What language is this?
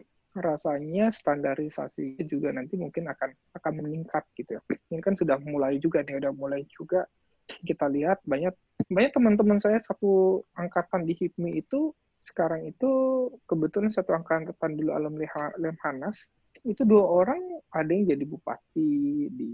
Indonesian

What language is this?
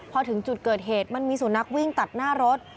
Thai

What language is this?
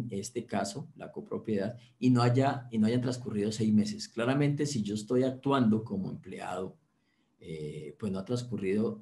Spanish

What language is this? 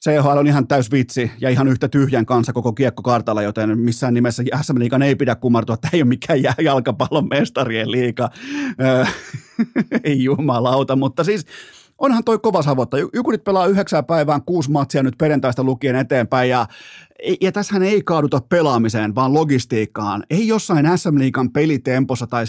Finnish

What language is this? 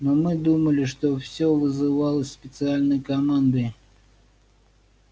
Russian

